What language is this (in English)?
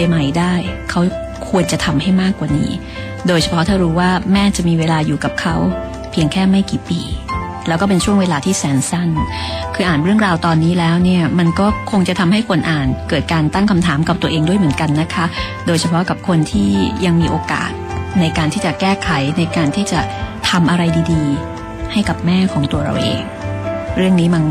Thai